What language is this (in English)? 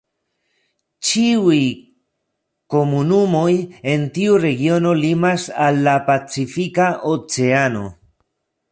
Esperanto